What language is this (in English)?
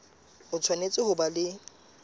Southern Sotho